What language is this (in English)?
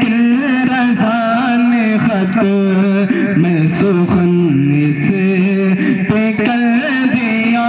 Arabic